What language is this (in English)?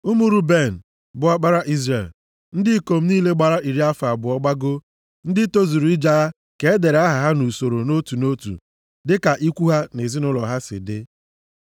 Igbo